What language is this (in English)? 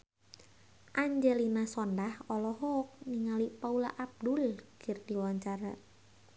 Sundanese